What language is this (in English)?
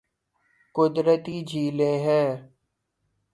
Urdu